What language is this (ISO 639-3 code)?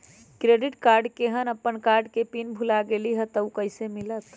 mag